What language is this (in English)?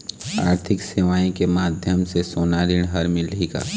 Chhattisgarhi